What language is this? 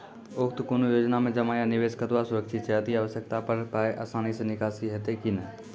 Maithili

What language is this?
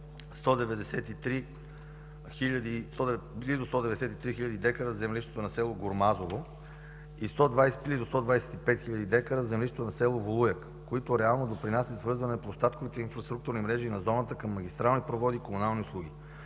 Bulgarian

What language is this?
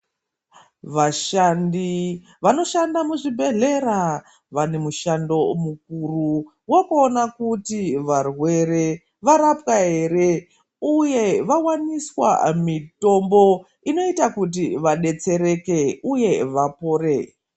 Ndau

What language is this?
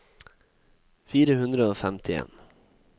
Norwegian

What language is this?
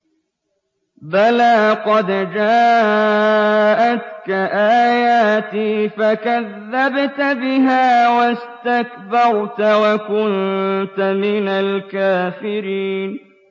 Arabic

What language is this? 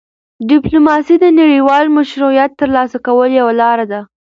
Pashto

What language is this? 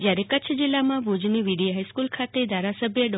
Gujarati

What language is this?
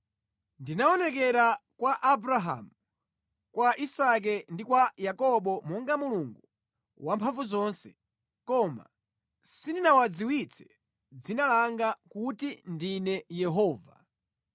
Nyanja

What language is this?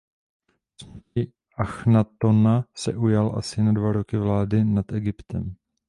Czech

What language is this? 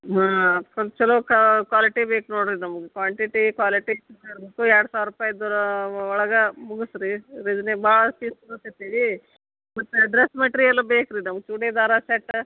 Kannada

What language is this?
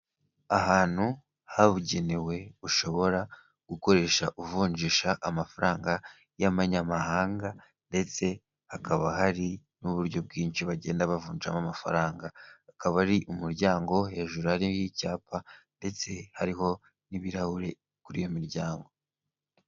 Kinyarwanda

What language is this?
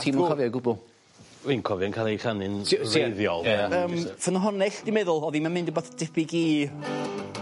Welsh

